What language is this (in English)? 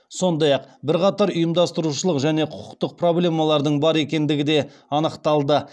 Kazakh